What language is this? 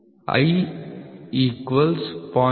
Kannada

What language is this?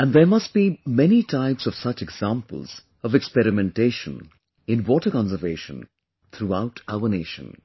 English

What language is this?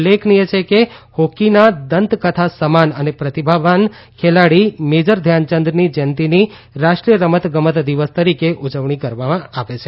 Gujarati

